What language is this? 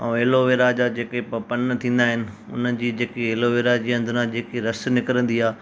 Sindhi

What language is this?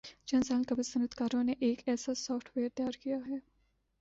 Urdu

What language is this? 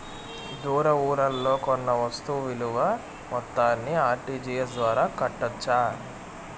Telugu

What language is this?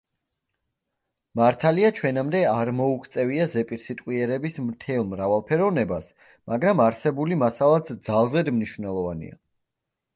Georgian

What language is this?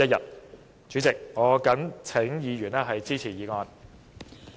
Cantonese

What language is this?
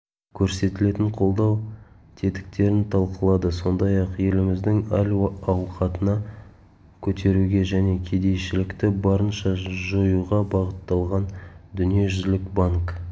Kazakh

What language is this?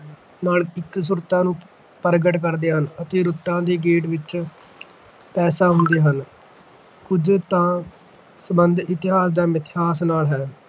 Punjabi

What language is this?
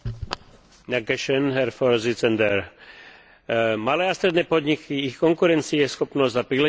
Slovak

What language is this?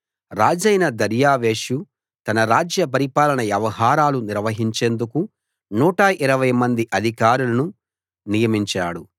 Telugu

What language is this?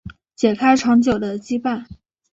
Chinese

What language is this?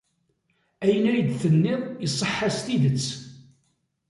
Kabyle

